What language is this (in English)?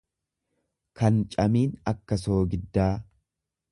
Oromo